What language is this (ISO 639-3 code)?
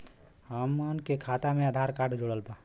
bho